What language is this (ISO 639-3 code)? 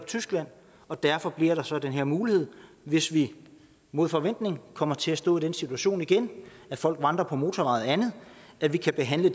dan